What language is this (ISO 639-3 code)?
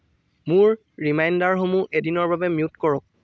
asm